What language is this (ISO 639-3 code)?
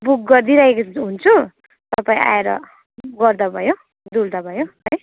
nep